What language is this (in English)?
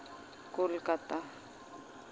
Santali